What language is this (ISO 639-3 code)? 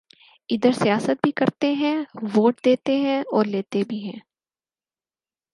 urd